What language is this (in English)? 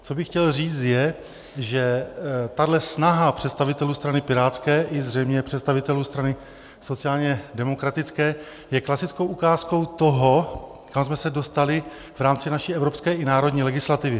Czech